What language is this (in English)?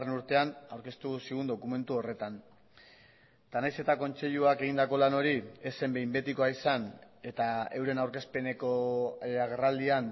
Basque